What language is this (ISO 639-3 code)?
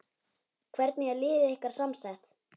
isl